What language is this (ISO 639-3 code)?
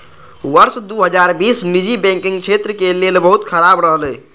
mai